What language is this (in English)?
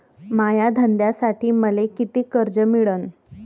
Marathi